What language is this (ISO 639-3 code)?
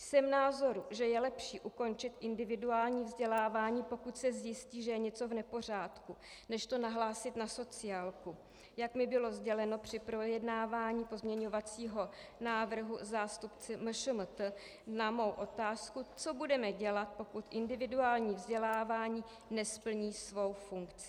ces